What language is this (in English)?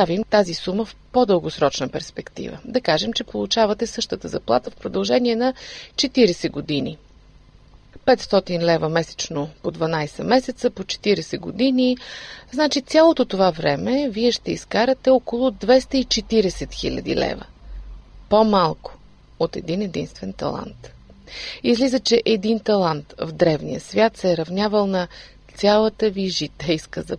Bulgarian